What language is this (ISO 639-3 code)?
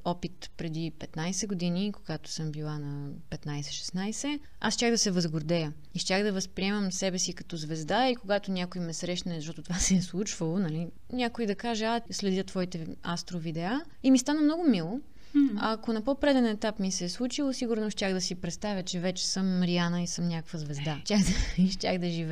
bul